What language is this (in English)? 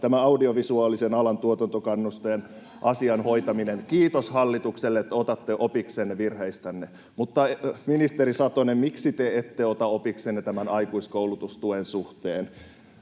Finnish